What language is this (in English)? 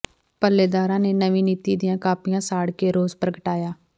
Punjabi